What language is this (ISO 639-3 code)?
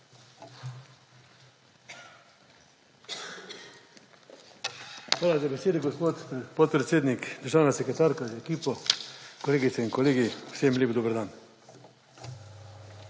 slv